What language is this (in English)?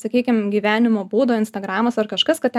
Lithuanian